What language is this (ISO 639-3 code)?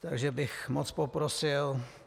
ces